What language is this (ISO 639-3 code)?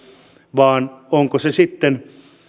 fin